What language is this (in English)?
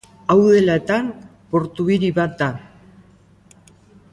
Basque